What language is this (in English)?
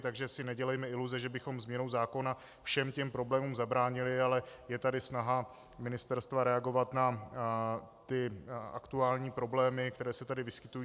Czech